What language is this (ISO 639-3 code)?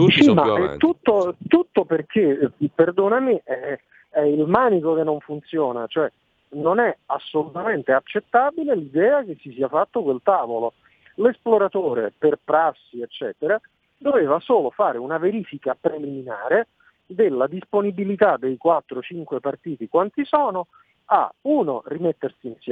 ita